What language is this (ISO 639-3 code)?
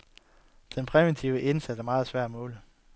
dan